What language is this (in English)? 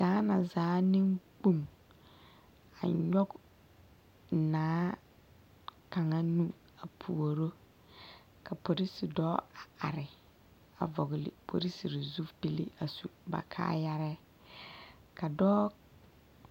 Southern Dagaare